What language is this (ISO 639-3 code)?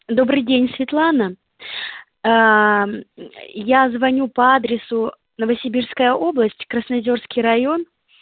rus